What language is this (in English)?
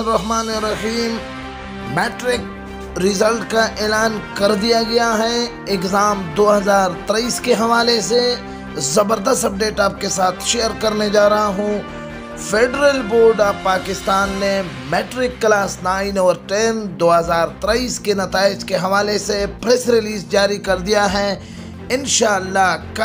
Hindi